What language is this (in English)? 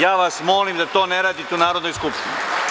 Serbian